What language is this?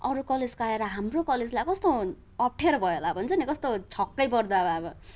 Nepali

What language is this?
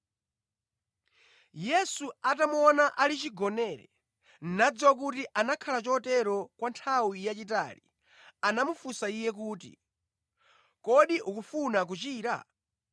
Nyanja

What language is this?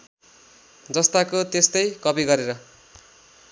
Nepali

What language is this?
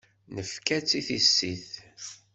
Kabyle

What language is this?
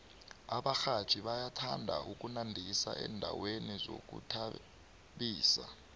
South Ndebele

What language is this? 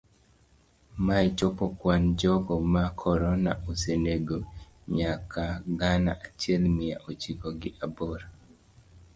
Luo (Kenya and Tanzania)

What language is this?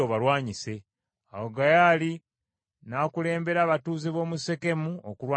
Ganda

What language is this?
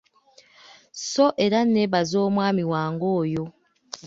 Ganda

